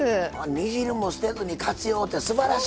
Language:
Japanese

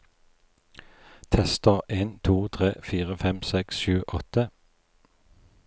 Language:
Norwegian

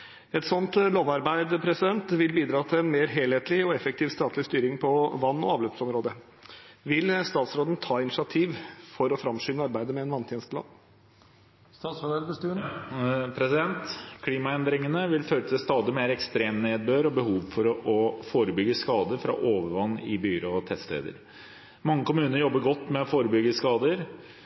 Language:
Norwegian Bokmål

